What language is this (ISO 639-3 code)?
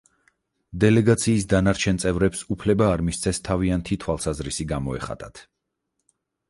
kat